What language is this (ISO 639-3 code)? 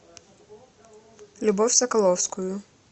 rus